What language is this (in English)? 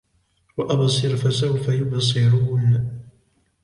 Arabic